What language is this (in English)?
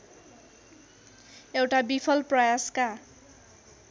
Nepali